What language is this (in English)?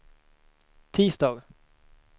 Swedish